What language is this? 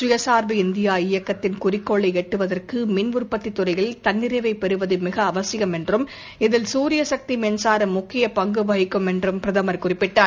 Tamil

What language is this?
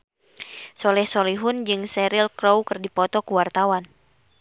Sundanese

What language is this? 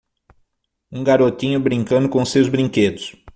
Portuguese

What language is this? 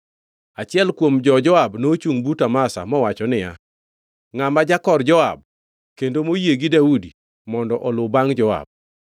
Luo (Kenya and Tanzania)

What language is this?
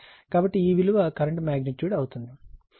Telugu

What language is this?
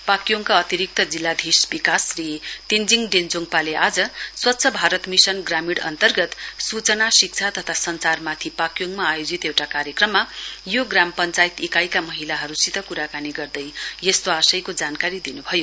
Nepali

